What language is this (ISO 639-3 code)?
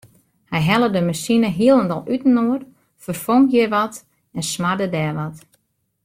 fry